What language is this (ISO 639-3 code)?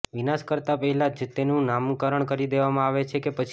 guj